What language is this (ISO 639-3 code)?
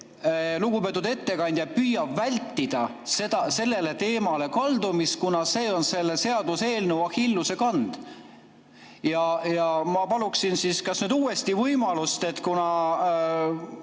est